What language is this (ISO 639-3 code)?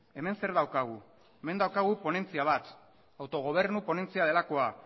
eus